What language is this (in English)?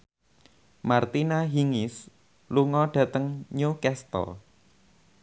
Javanese